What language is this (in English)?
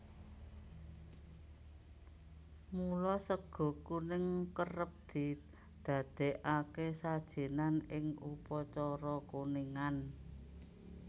Javanese